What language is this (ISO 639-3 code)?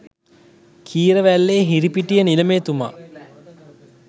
sin